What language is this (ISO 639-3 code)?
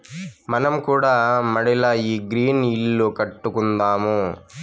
tel